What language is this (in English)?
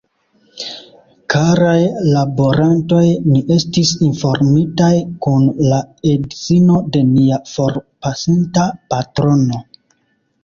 Esperanto